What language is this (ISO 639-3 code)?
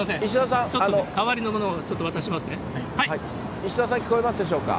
jpn